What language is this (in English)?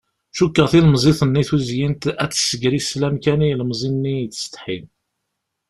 Kabyle